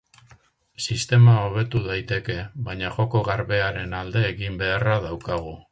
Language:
Basque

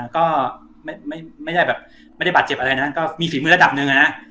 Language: Thai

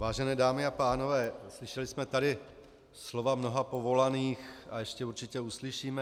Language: Czech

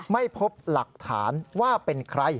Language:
Thai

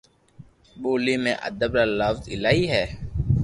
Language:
Loarki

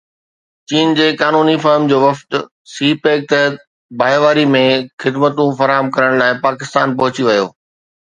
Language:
Sindhi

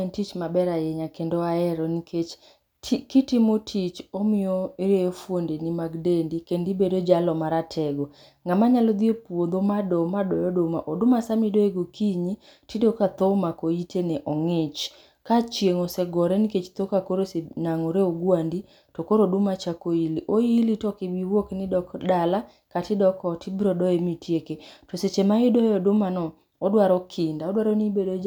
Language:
Luo (Kenya and Tanzania)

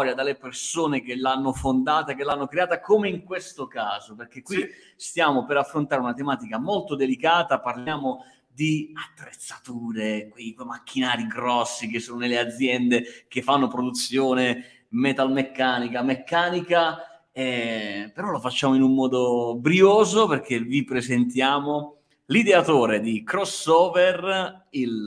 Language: Italian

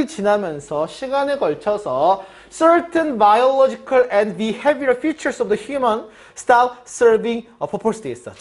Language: Korean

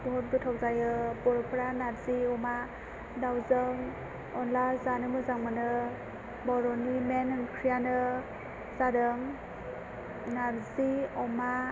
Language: Bodo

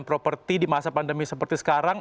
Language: Indonesian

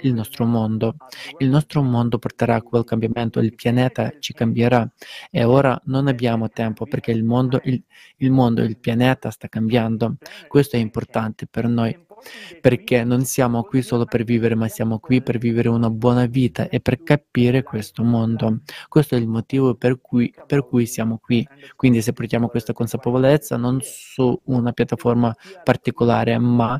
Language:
Italian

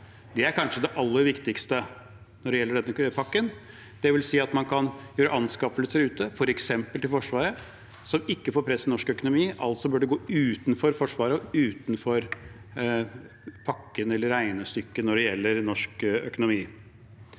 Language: Norwegian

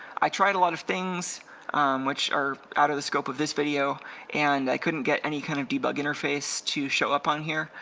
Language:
English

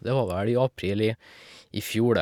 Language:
Norwegian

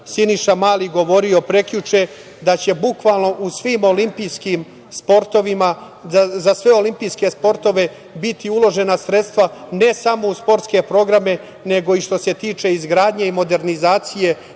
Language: Serbian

